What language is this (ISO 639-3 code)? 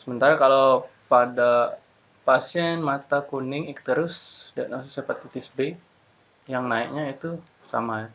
ind